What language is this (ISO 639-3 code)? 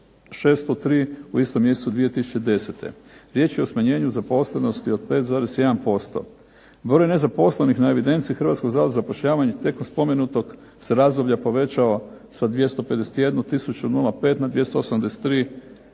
hrv